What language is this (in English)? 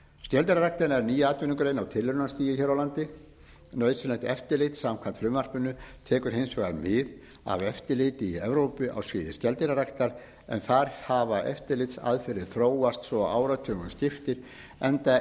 Icelandic